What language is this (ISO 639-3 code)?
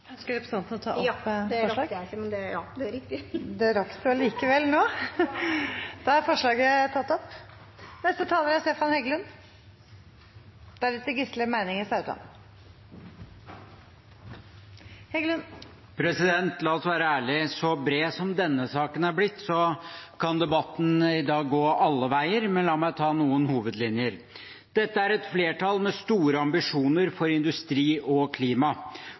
nor